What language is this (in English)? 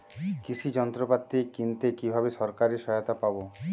Bangla